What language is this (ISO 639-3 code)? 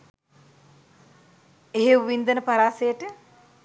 sin